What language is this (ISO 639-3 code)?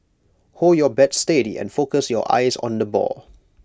eng